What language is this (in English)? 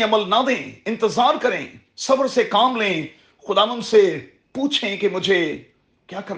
Urdu